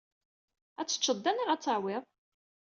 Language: Kabyle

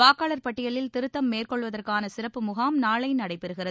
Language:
Tamil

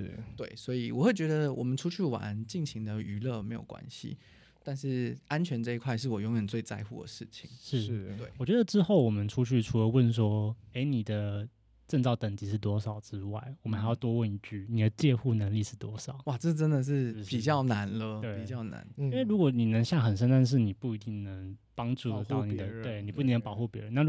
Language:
Chinese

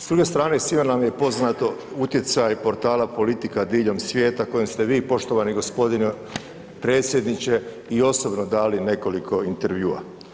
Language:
Croatian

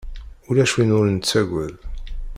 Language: Kabyle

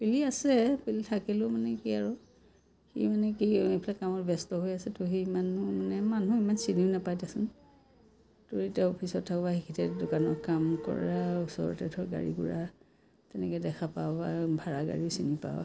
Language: Assamese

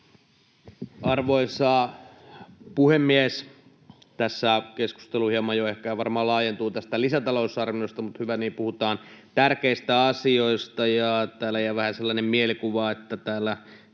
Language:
Finnish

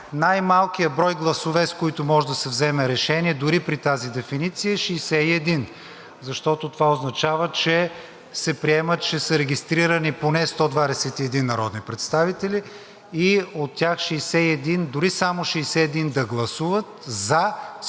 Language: Bulgarian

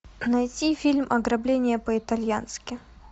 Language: Russian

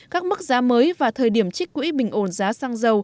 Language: Vietnamese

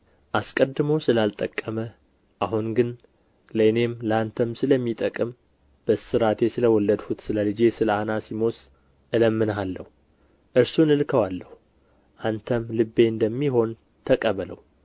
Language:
Amharic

